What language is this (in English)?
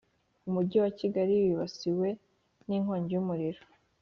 Kinyarwanda